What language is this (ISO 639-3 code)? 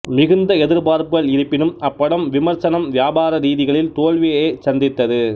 tam